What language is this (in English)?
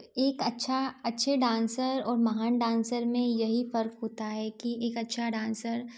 Hindi